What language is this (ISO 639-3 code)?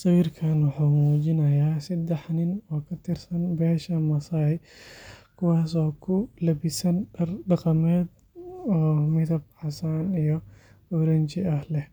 som